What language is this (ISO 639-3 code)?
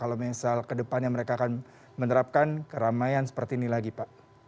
ind